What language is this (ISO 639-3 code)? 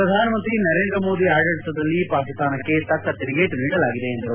kan